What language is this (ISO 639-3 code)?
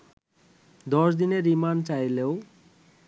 ben